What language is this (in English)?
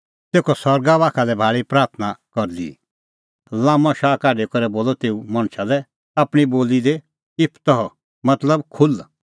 Kullu Pahari